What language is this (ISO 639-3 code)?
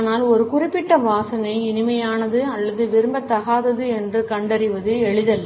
tam